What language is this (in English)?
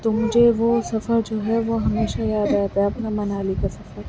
Urdu